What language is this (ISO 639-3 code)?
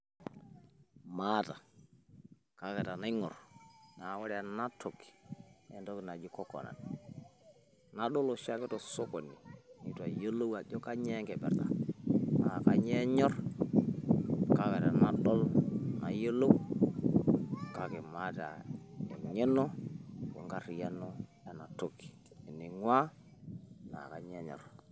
mas